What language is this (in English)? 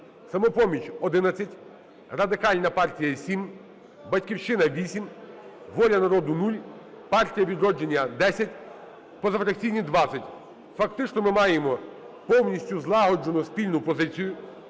Ukrainian